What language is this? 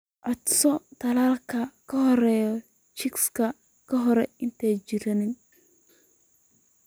Somali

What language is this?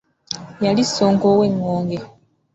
Ganda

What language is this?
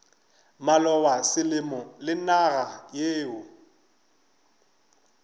Northern Sotho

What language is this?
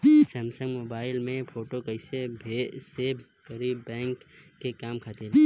Bhojpuri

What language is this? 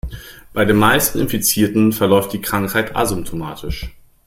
German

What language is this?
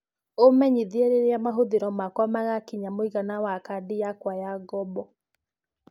Kikuyu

